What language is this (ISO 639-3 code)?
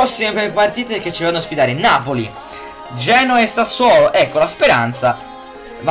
ita